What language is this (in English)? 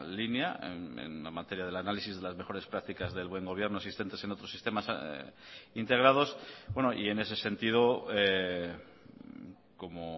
Spanish